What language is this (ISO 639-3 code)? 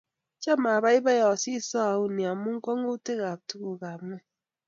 kln